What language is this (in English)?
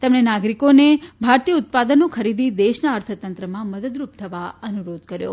Gujarati